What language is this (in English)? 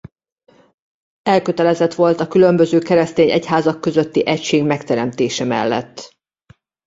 Hungarian